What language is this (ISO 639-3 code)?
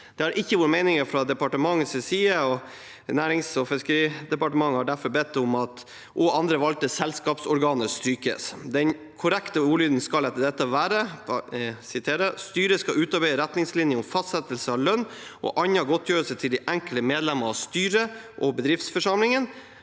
nor